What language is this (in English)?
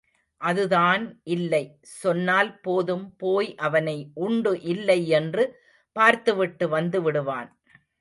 Tamil